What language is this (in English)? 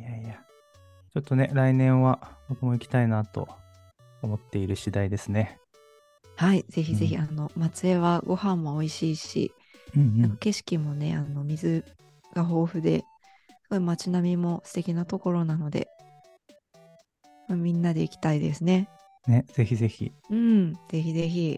Japanese